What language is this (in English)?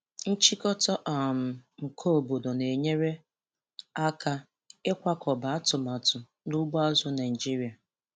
Igbo